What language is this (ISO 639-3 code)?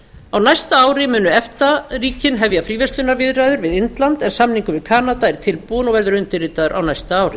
isl